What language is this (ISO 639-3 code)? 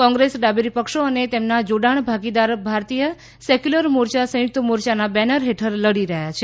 guj